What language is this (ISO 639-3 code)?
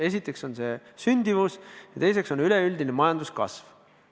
est